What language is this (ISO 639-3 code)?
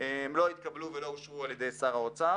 heb